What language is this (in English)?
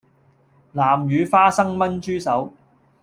Cantonese